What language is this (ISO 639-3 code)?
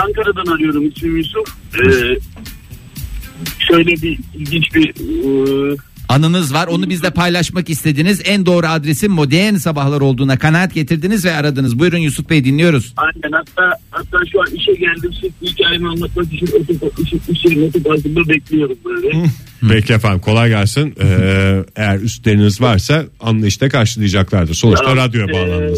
tur